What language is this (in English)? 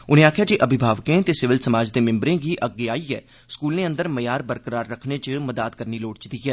Dogri